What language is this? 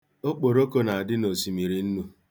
Igbo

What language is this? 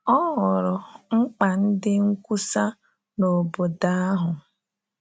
Igbo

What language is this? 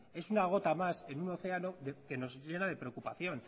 Spanish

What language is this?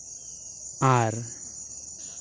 Santali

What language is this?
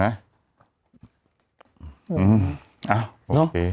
Thai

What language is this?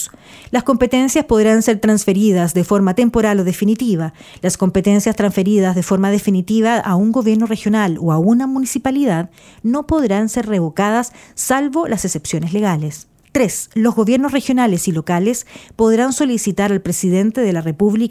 Spanish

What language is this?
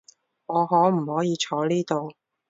Cantonese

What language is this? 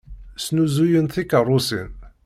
Kabyle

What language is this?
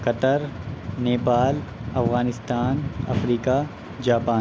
Urdu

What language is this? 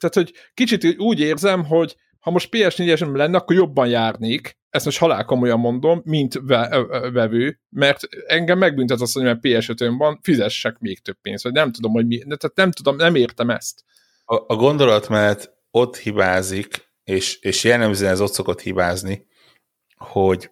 Hungarian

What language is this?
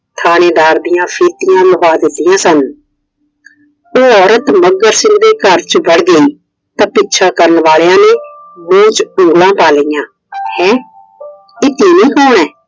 Punjabi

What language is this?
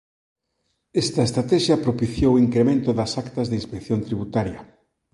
Galician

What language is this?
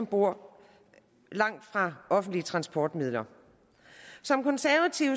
Danish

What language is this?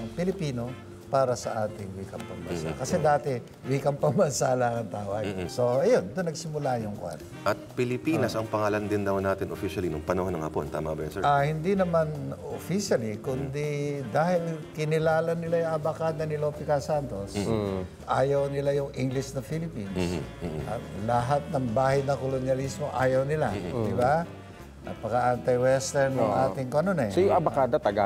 Filipino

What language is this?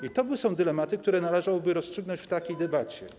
Polish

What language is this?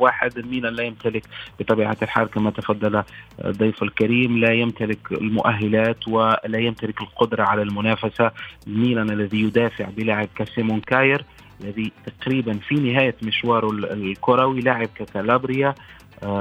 Arabic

